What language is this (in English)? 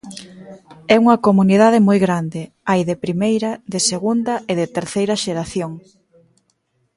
Galician